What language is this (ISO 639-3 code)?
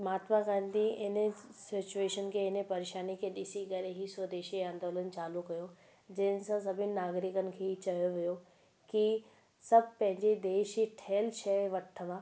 snd